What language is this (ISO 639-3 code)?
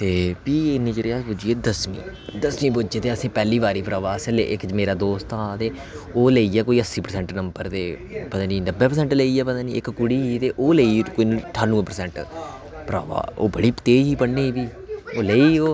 doi